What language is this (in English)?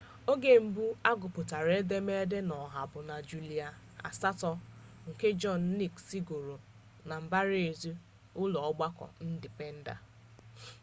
Igbo